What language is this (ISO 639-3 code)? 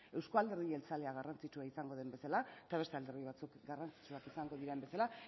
eus